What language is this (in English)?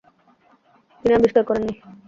Bangla